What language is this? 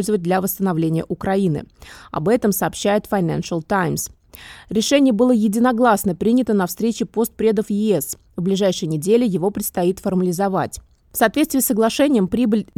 Russian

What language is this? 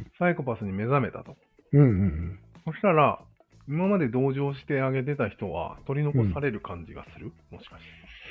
Japanese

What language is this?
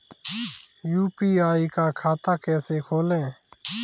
Hindi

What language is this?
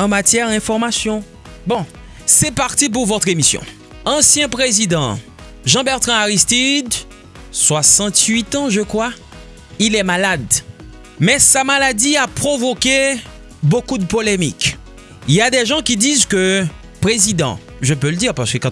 French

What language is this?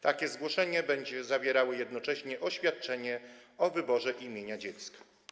Polish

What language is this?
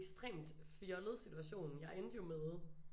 Danish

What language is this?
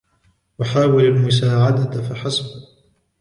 Arabic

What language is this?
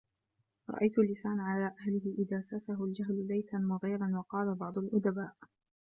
Arabic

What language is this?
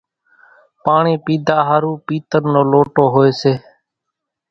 Kachi Koli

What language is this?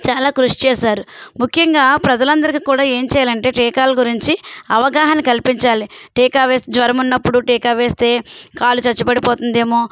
Telugu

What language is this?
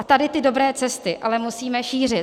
Czech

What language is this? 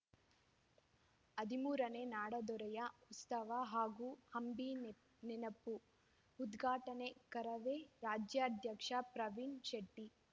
Kannada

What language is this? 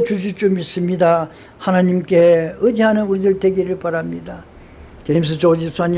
Korean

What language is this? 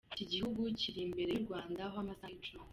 Kinyarwanda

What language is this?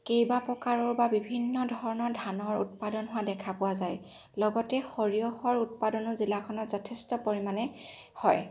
Assamese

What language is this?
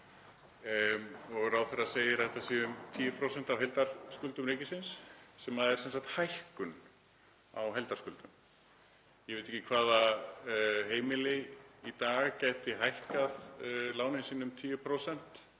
Icelandic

